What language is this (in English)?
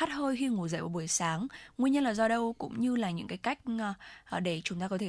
Vietnamese